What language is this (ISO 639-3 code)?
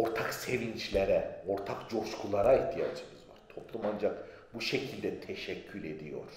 tur